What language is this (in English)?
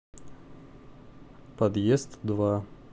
Russian